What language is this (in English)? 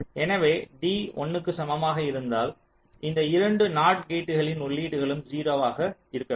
Tamil